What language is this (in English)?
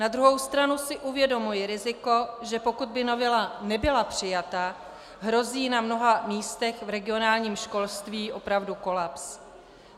Czech